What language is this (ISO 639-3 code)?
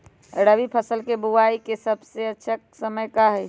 mag